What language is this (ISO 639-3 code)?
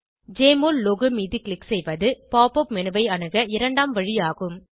tam